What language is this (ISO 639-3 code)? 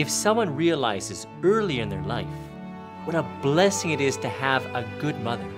eng